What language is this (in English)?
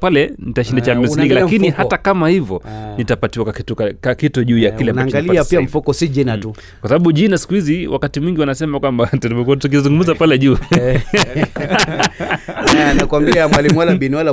Swahili